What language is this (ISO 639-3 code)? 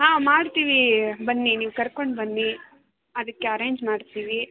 kan